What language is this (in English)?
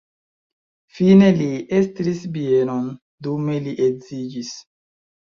Esperanto